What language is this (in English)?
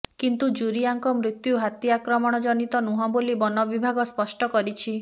Odia